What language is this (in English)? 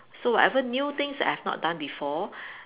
English